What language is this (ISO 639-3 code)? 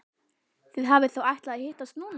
isl